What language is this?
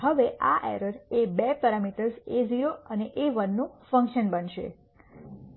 Gujarati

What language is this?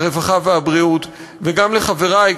Hebrew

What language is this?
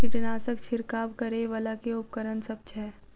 Maithili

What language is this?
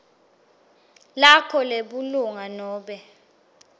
Swati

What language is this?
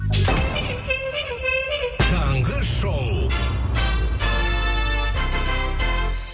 Kazakh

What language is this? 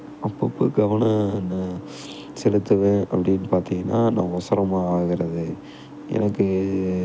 Tamil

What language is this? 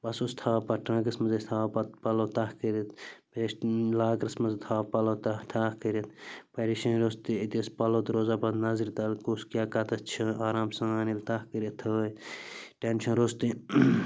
Kashmiri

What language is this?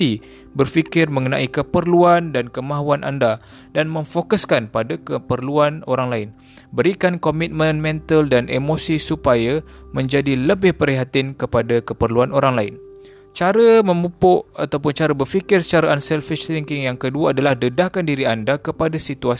Malay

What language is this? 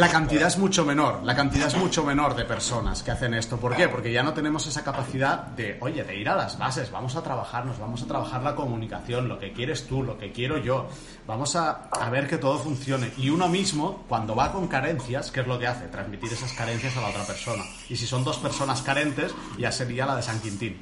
Spanish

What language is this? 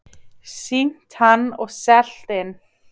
Icelandic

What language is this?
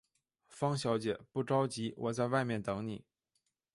Chinese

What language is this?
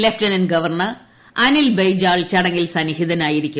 Malayalam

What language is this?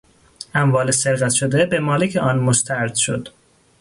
Persian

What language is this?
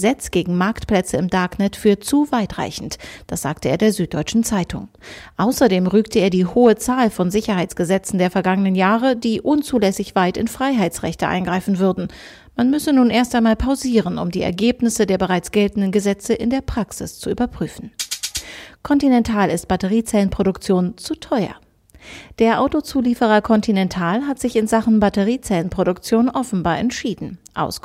German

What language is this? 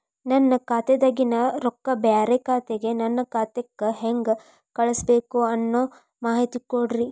Kannada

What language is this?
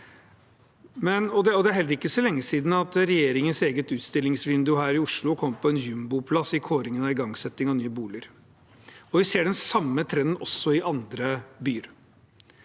Norwegian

